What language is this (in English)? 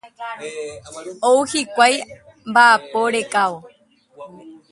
Guarani